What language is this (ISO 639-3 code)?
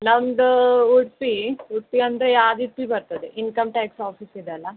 kan